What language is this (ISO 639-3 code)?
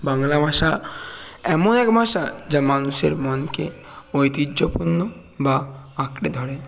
ben